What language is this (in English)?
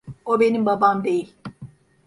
Turkish